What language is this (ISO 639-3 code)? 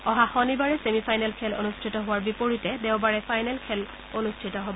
asm